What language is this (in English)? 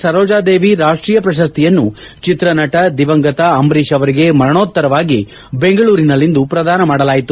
Kannada